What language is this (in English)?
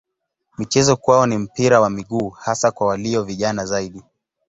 Swahili